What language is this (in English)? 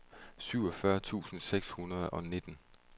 Danish